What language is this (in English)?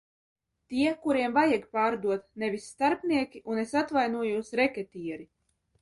Latvian